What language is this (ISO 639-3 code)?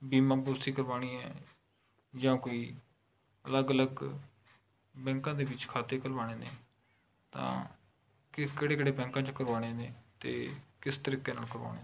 pan